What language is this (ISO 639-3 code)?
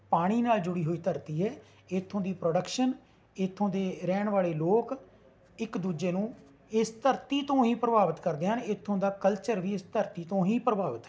pan